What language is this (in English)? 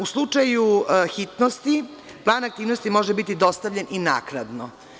Serbian